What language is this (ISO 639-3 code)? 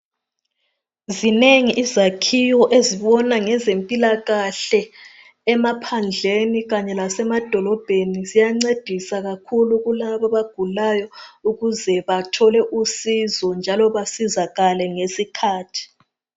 nde